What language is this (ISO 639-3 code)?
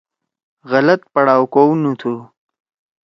trw